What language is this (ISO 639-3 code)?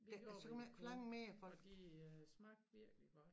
dan